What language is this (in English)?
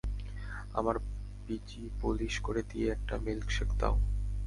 Bangla